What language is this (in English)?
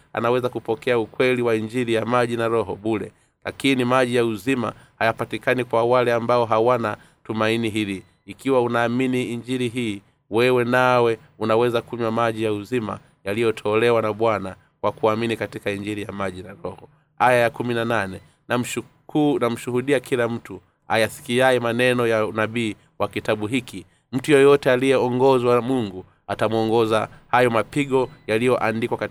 Swahili